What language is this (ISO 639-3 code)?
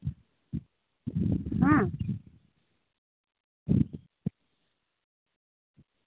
sat